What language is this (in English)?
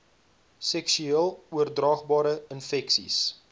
Afrikaans